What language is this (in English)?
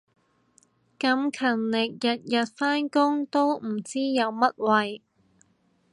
Cantonese